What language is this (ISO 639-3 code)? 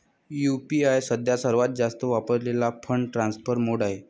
mar